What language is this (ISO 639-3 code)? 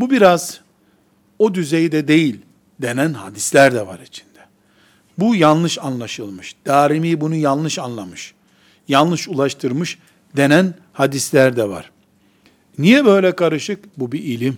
tur